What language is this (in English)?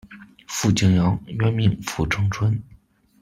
Chinese